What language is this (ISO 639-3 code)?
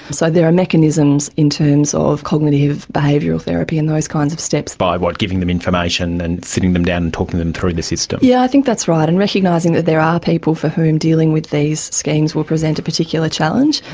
eng